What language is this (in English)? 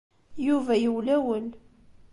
Kabyle